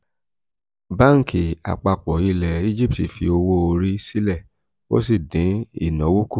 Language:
Yoruba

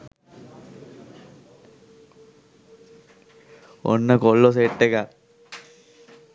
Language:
Sinhala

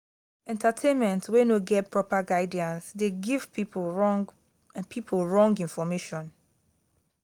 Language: Nigerian Pidgin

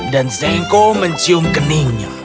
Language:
Indonesian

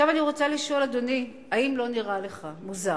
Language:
Hebrew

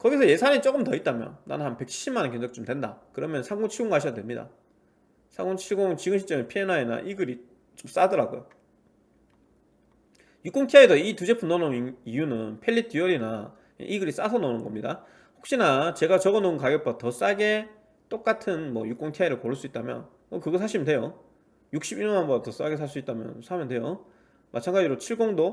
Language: Korean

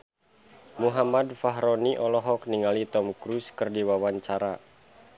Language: Sundanese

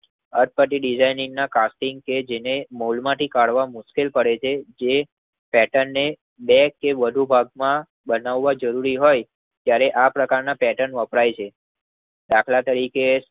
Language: Gujarati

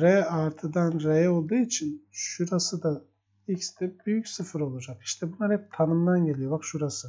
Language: Turkish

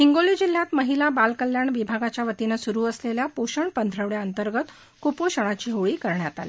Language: Marathi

